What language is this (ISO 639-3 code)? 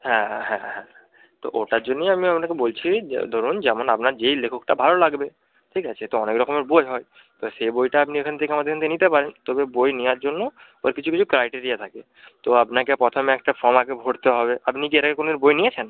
ben